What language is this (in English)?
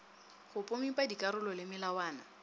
Northern Sotho